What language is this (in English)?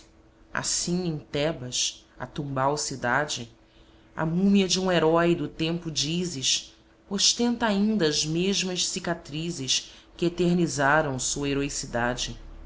Portuguese